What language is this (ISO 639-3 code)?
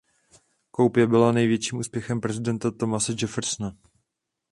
ces